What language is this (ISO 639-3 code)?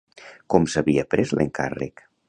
cat